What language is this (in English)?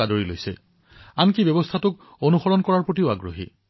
Assamese